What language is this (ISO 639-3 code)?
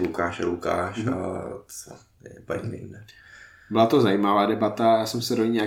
ces